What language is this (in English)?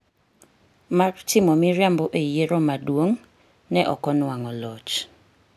Luo (Kenya and Tanzania)